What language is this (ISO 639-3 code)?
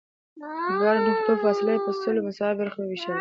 pus